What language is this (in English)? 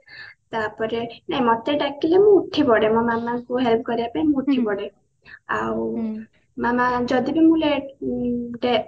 Odia